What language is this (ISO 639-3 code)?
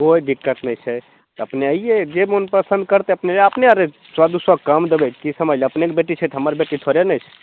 mai